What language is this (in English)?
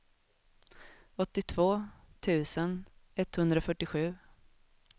Swedish